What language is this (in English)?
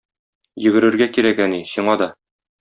Tatar